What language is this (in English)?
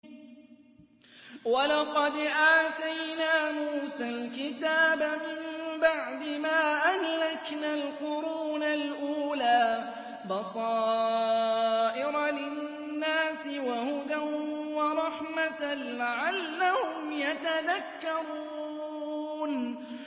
Arabic